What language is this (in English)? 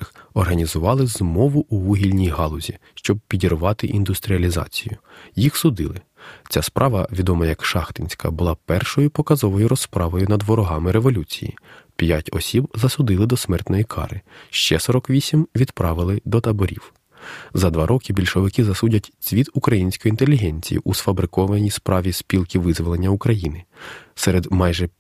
Ukrainian